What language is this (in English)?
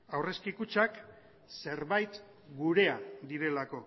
Basque